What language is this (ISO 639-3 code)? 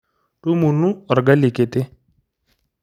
mas